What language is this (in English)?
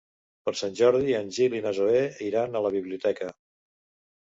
Catalan